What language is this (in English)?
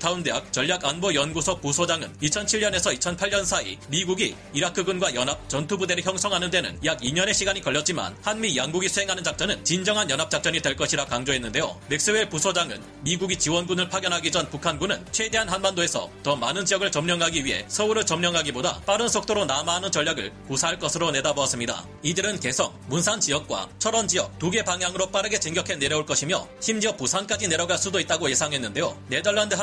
Korean